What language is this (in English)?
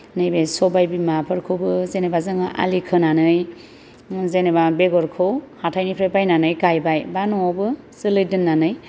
Bodo